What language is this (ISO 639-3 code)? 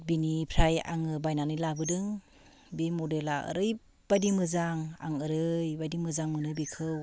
brx